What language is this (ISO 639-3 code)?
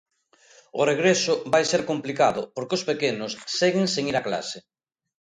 glg